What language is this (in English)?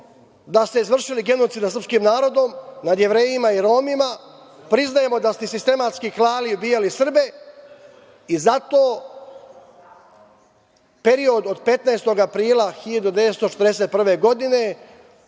Serbian